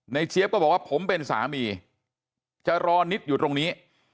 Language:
Thai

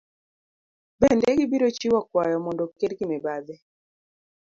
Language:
Luo (Kenya and Tanzania)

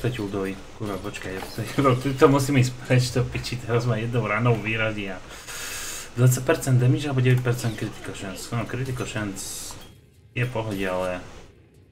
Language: Slovak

